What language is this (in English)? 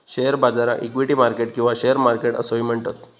Marathi